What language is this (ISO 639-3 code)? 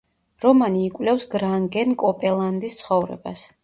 kat